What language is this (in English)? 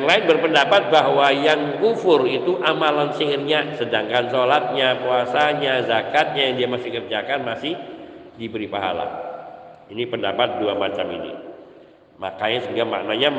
Indonesian